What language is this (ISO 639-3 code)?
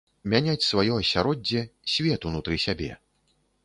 bel